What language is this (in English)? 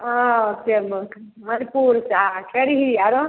Maithili